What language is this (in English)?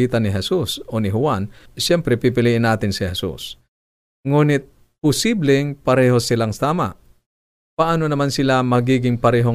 Filipino